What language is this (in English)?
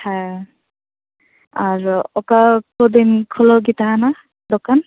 Santali